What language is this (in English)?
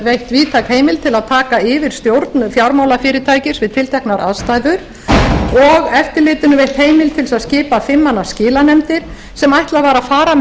Icelandic